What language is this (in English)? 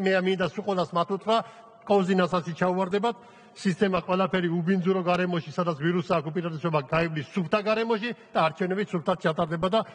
Romanian